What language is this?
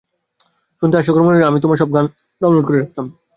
Bangla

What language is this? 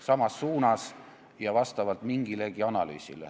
Estonian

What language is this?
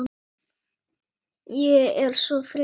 Icelandic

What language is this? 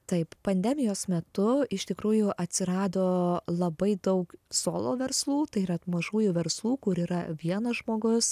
Lithuanian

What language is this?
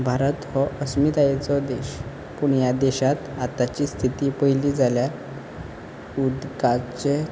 Konkani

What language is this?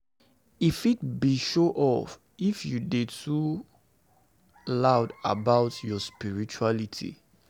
Nigerian Pidgin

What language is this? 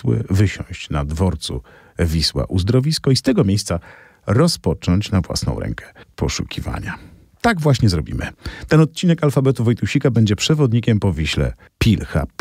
Polish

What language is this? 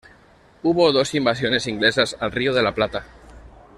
Spanish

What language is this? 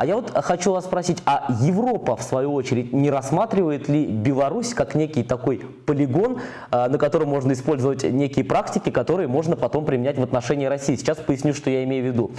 Russian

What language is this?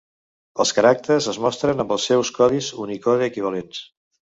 Catalan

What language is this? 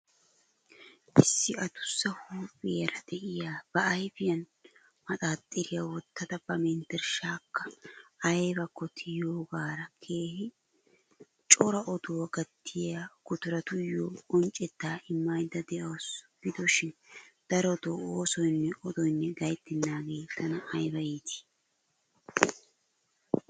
Wolaytta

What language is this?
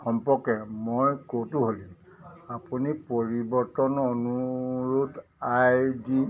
Assamese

